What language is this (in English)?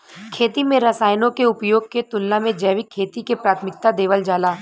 Bhojpuri